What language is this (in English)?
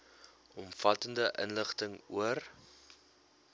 Afrikaans